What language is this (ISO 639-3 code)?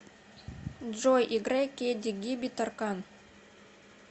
rus